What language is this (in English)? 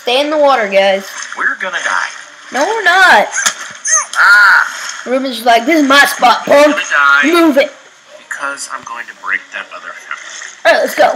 English